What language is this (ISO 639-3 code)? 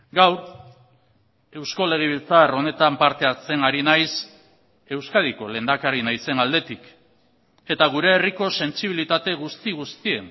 eus